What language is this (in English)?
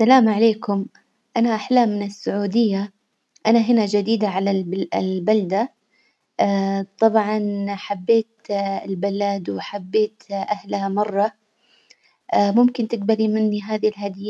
Hijazi Arabic